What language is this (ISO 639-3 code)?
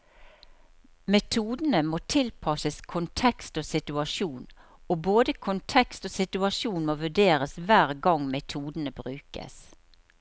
nor